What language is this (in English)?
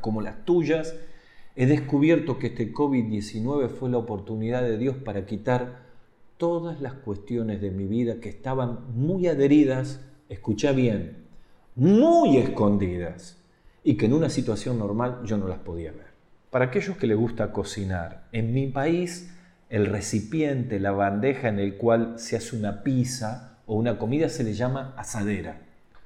Spanish